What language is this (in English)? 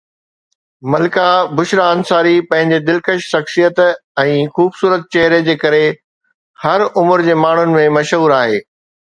Sindhi